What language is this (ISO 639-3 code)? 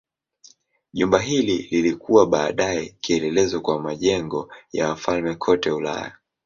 swa